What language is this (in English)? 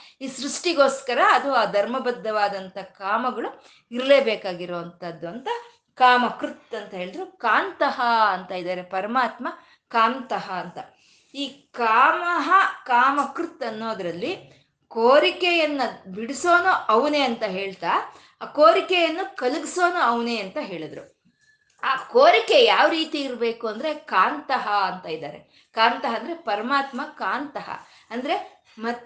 Kannada